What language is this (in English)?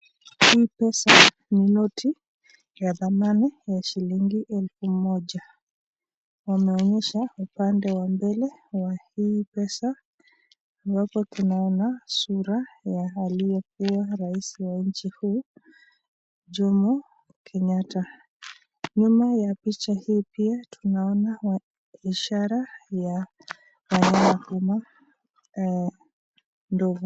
Swahili